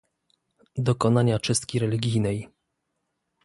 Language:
Polish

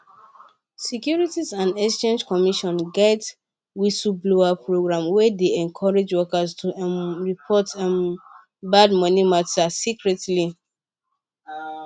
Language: Nigerian Pidgin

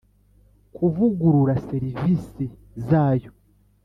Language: Kinyarwanda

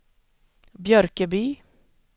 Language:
Swedish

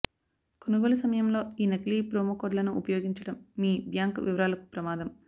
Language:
Telugu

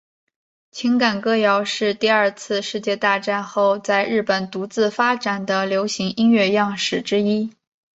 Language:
Chinese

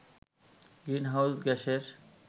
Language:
Bangla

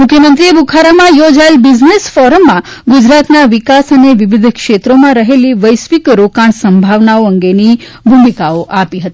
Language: Gujarati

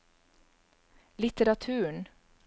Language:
Norwegian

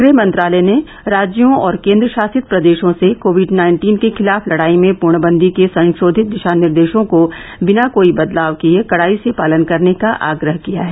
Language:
Hindi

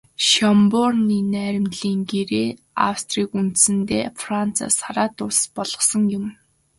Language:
Mongolian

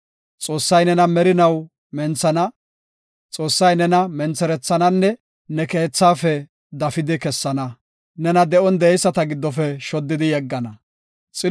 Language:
Gofa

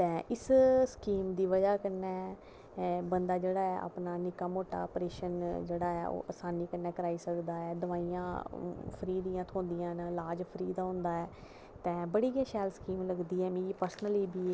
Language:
Dogri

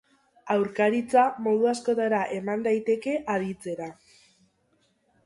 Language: Basque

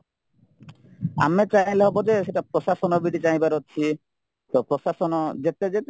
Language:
Odia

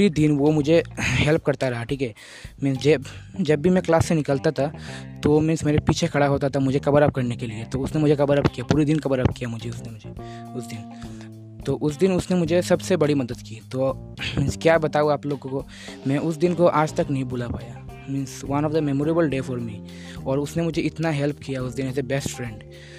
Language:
Hindi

